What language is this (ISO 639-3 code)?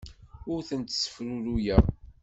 kab